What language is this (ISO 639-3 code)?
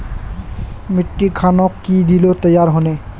mag